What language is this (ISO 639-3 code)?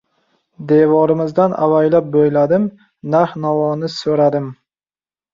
uzb